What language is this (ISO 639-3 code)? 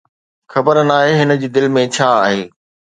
snd